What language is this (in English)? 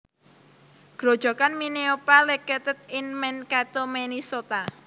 Javanese